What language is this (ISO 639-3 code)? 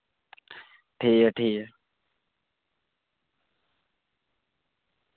doi